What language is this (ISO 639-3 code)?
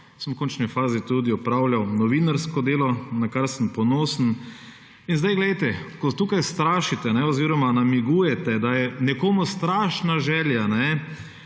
slv